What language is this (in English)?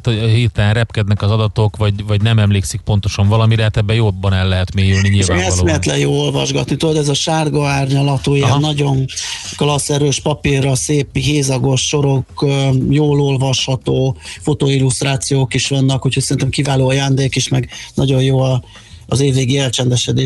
Hungarian